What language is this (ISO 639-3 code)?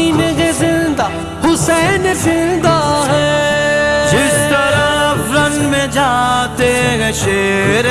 urd